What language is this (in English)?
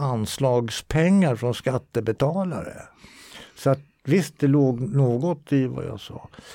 Swedish